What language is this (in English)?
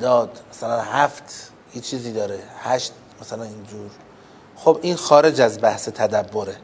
Persian